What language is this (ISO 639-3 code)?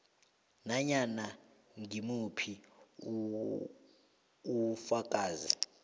nbl